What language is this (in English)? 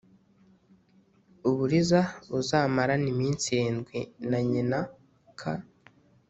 Kinyarwanda